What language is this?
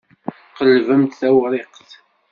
Kabyle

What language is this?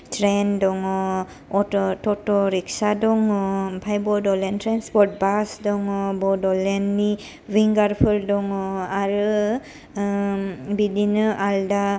Bodo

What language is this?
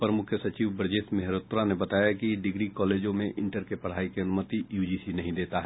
Hindi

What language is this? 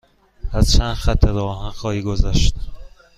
Persian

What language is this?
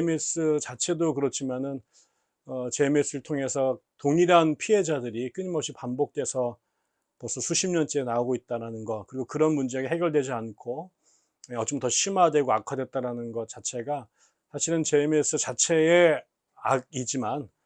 Korean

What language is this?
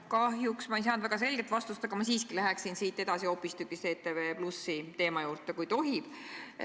Estonian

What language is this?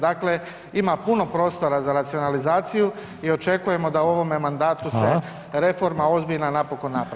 Croatian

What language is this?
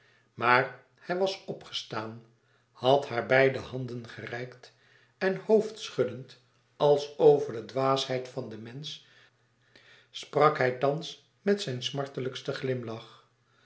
Dutch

